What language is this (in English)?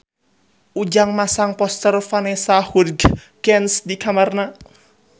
Sundanese